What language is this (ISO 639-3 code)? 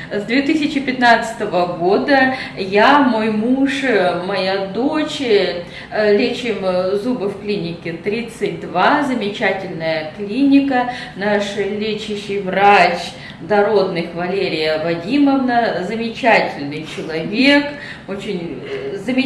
rus